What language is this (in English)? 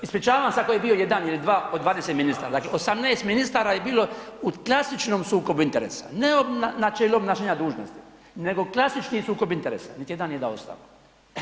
Croatian